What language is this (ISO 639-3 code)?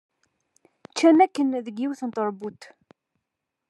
kab